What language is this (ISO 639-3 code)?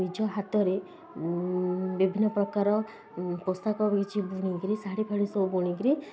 ori